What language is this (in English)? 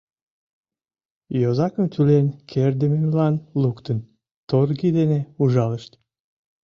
Mari